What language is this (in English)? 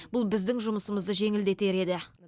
Kazakh